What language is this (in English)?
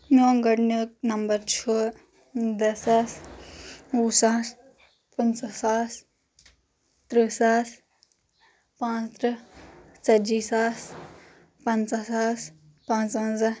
Kashmiri